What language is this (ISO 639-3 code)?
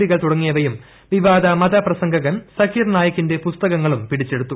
mal